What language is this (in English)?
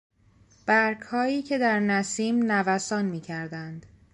Persian